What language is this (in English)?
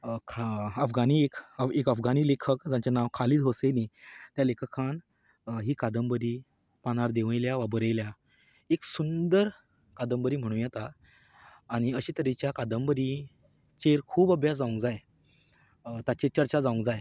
Konkani